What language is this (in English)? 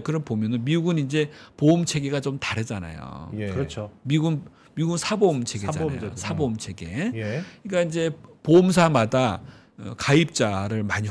Korean